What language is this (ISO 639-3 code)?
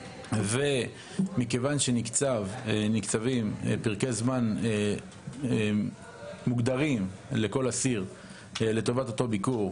heb